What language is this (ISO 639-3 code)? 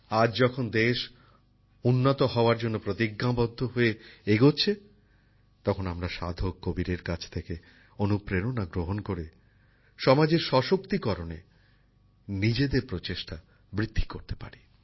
ben